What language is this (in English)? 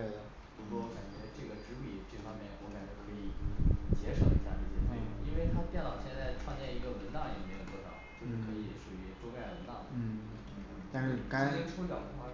Chinese